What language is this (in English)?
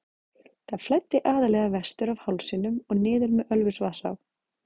Icelandic